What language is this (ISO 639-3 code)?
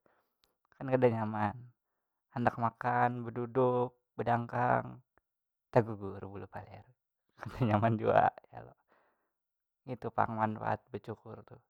bjn